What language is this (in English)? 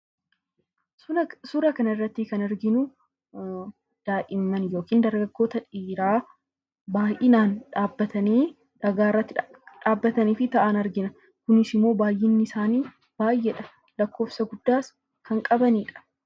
Oromo